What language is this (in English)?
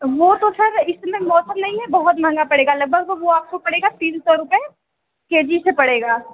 Hindi